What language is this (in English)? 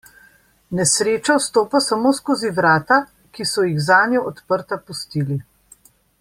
Slovenian